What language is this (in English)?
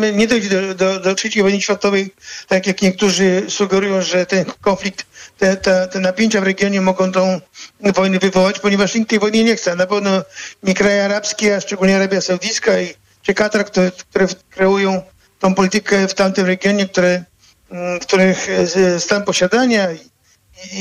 Polish